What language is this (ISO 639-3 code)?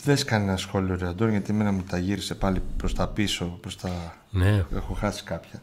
ell